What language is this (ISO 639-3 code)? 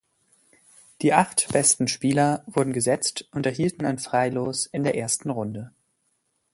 deu